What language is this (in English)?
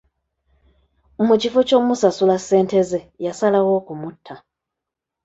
Ganda